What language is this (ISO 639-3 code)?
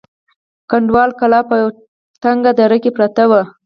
pus